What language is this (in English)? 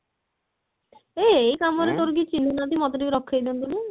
Odia